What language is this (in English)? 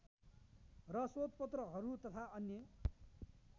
Nepali